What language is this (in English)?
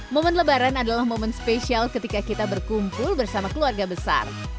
Indonesian